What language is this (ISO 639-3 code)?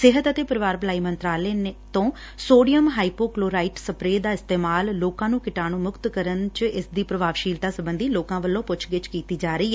pan